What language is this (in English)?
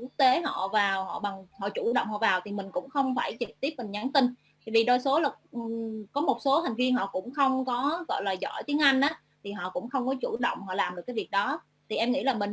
Vietnamese